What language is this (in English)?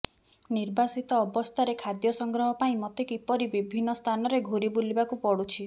Odia